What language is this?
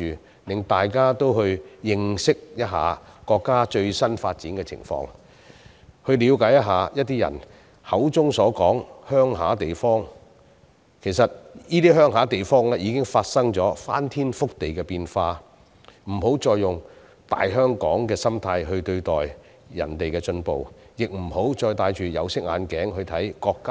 Cantonese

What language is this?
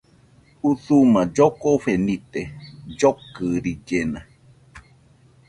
Nüpode Huitoto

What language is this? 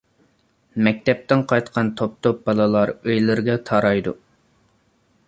Uyghur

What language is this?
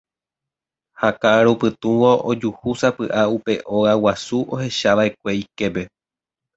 Guarani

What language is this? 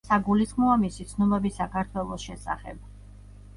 Georgian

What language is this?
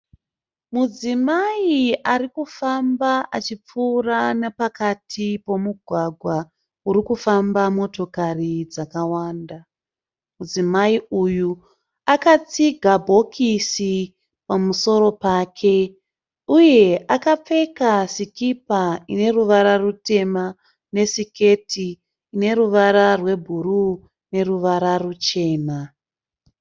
Shona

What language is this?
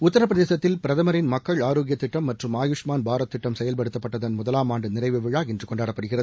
Tamil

